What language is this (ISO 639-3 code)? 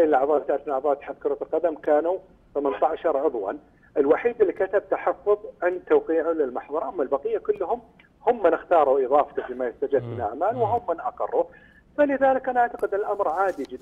ara